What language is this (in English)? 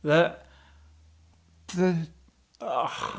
Welsh